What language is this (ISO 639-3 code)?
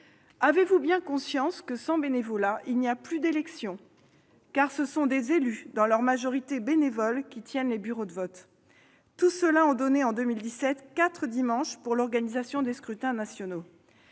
fra